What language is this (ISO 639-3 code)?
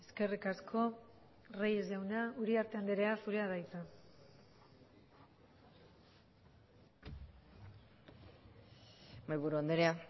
eus